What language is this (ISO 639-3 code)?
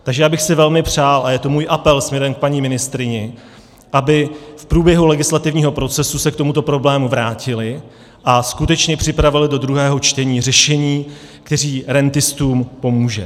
ces